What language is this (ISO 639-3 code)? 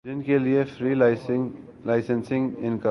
urd